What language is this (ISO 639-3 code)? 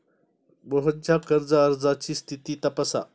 mar